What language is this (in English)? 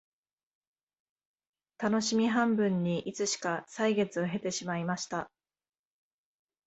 Japanese